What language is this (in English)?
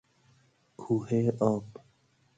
Persian